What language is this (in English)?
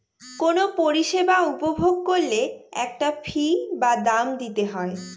Bangla